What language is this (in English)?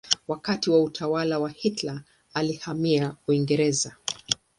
Swahili